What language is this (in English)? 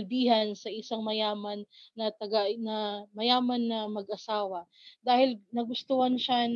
Filipino